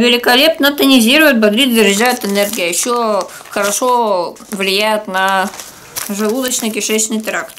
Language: Russian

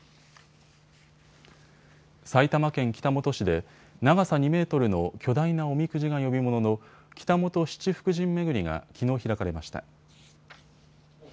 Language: Japanese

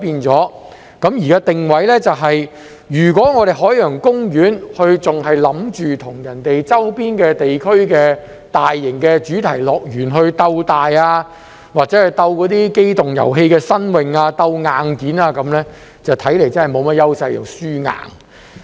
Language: Cantonese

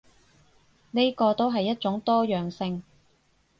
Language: Cantonese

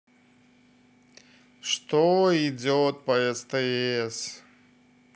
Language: Russian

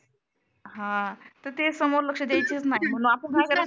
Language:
Marathi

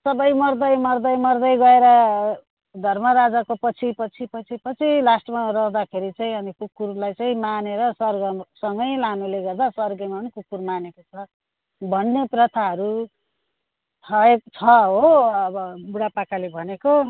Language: Nepali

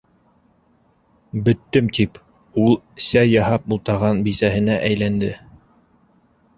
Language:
Bashkir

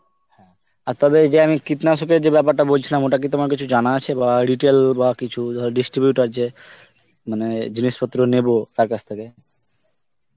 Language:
Bangla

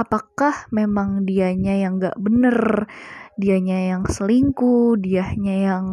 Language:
Indonesian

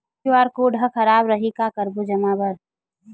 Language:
Chhattisgarhi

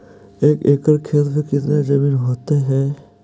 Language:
Magahi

